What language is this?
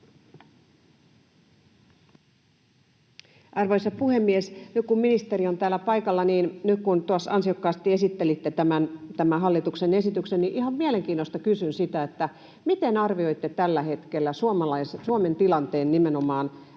Finnish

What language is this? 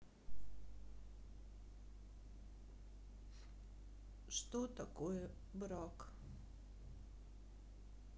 Russian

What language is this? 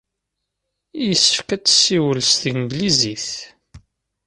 Kabyle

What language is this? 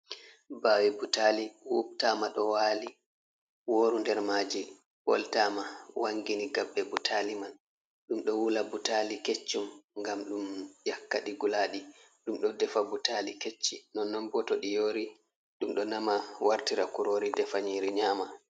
Fula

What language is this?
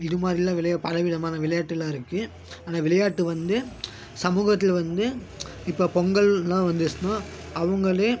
Tamil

